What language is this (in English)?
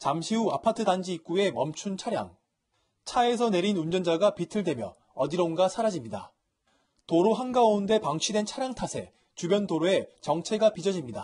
Korean